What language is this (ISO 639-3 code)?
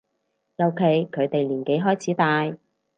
yue